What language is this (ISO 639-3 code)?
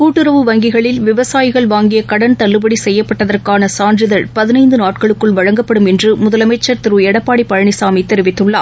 tam